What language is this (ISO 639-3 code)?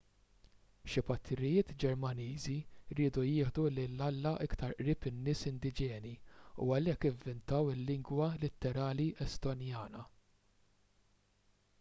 mlt